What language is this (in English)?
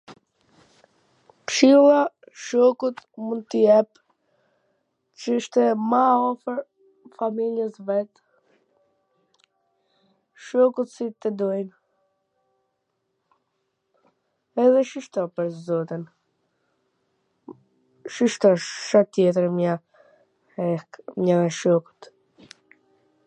Gheg Albanian